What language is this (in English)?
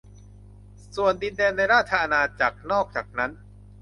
Thai